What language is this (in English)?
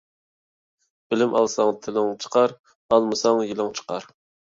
Uyghur